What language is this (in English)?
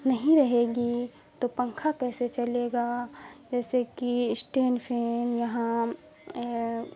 Urdu